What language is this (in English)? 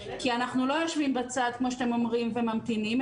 Hebrew